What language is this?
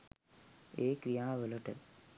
Sinhala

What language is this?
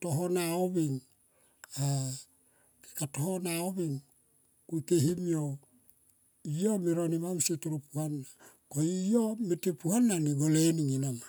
Tomoip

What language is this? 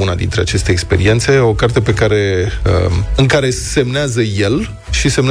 Romanian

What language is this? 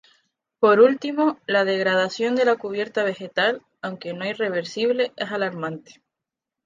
Spanish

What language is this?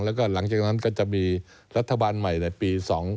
Thai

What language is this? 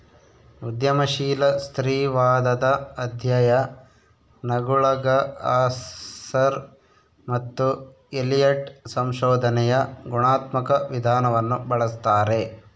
Kannada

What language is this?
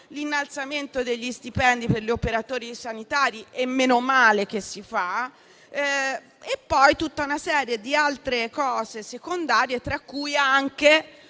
Italian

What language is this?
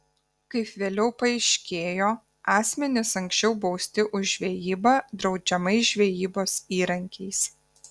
Lithuanian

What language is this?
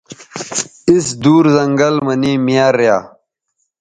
Bateri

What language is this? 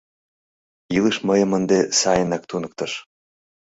Mari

